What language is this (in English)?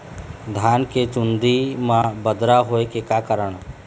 Chhattisgarhi